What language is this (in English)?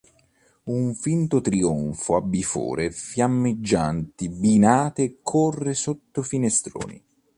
Italian